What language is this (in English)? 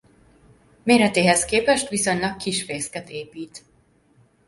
Hungarian